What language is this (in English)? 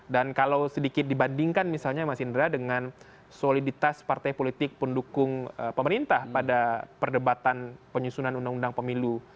Indonesian